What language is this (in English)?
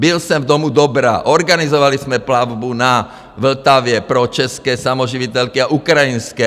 Czech